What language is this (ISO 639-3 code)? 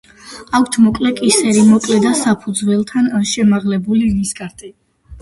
kat